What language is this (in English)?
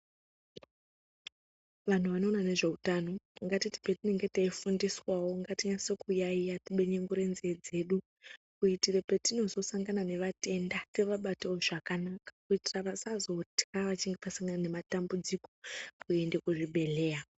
Ndau